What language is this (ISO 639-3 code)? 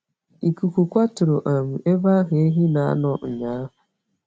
ibo